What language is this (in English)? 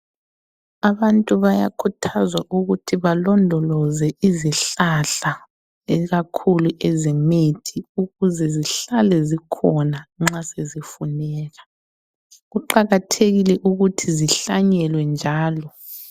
North Ndebele